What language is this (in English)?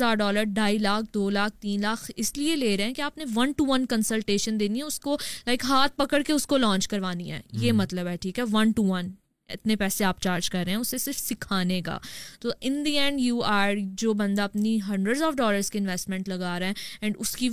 Urdu